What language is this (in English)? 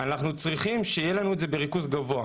Hebrew